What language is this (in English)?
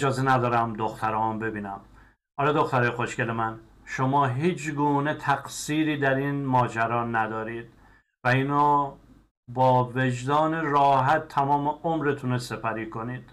Persian